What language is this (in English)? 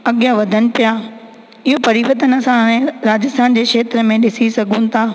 Sindhi